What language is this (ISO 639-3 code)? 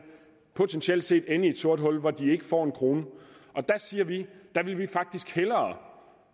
dan